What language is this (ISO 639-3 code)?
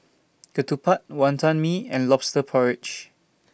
eng